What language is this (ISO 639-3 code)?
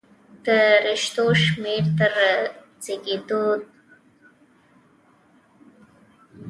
pus